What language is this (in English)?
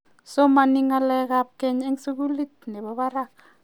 Kalenjin